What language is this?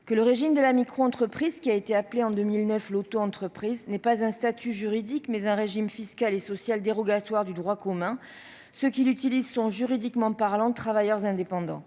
French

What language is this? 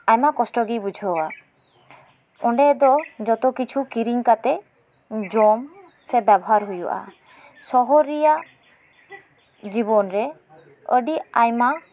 Santali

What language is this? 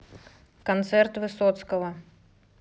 Russian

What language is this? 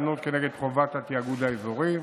Hebrew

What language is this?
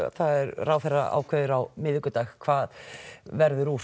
Icelandic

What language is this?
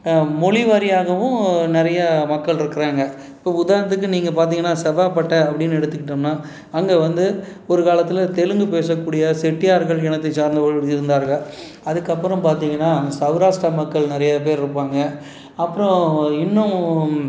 Tamil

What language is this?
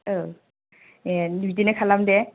Bodo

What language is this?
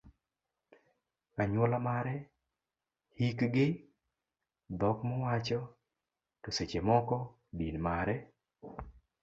Luo (Kenya and Tanzania)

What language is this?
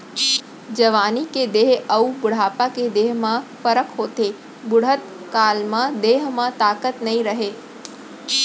Chhattisgarhi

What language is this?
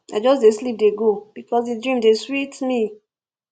Nigerian Pidgin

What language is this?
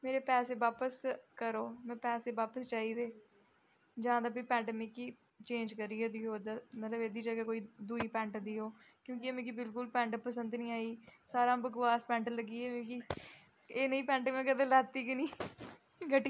Dogri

